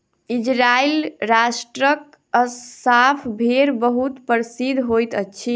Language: Maithili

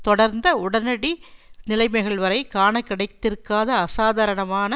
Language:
Tamil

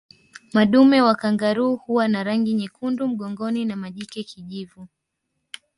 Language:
Swahili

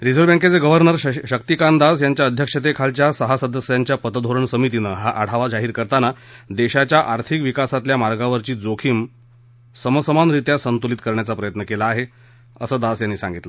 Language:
Marathi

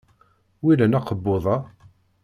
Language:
Kabyle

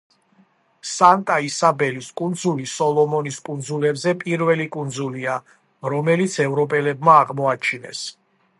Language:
Georgian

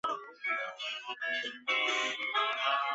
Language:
Chinese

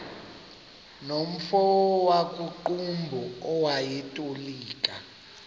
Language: Xhosa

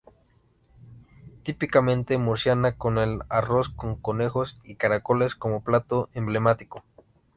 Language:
Spanish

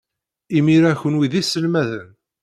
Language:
Kabyle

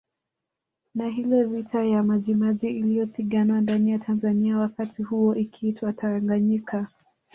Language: Swahili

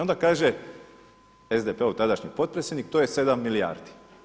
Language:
Croatian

